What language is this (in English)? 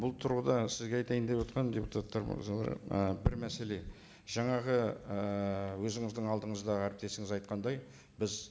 Kazakh